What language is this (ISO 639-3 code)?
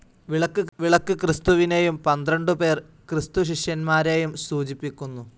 mal